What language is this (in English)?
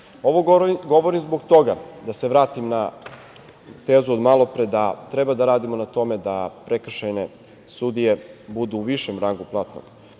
Serbian